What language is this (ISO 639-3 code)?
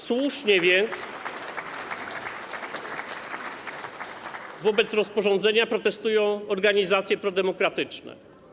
pol